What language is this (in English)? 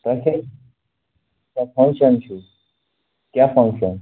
Kashmiri